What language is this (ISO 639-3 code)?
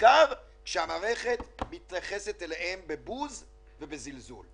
heb